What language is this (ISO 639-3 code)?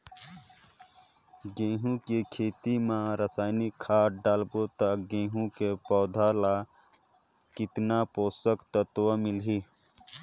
hne